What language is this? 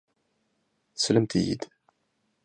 Kabyle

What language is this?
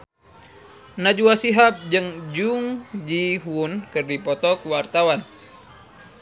Sundanese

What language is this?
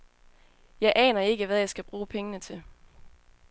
Danish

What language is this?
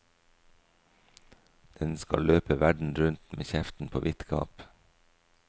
Norwegian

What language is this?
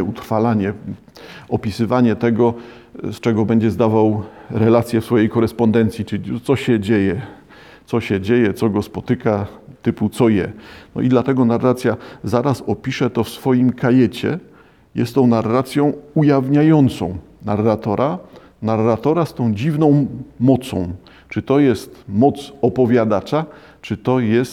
Polish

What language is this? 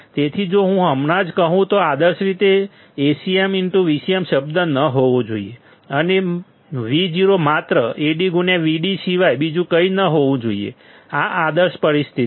Gujarati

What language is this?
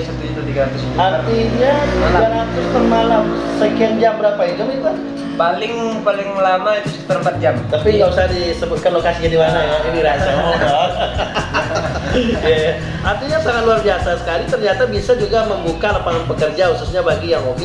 Indonesian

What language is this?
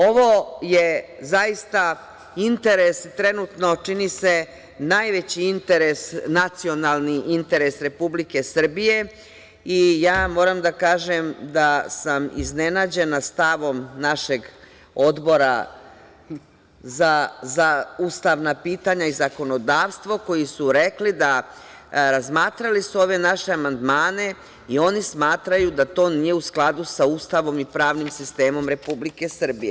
Serbian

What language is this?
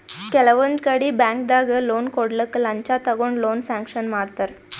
Kannada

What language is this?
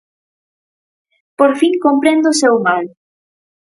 Galician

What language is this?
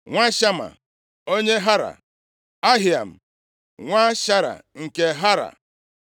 Igbo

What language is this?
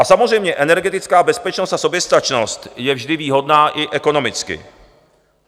Czech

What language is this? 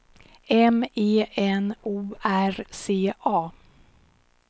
Swedish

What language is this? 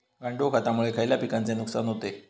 Marathi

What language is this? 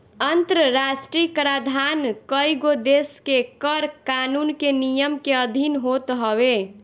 Bhojpuri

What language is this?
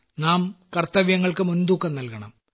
Malayalam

